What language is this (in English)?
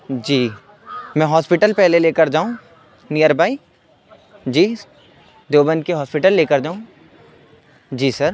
Urdu